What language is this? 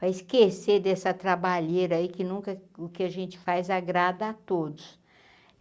Portuguese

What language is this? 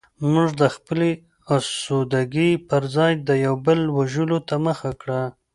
Pashto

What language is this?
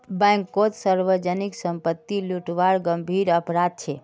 Magahi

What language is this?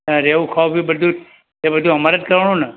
Gujarati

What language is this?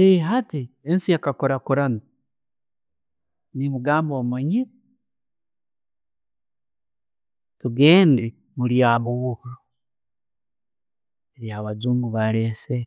Tooro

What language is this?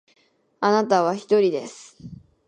Japanese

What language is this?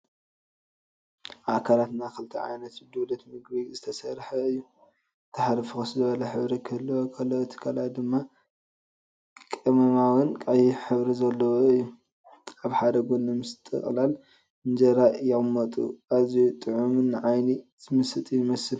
Tigrinya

